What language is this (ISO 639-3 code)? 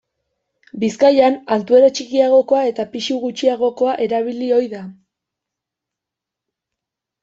eus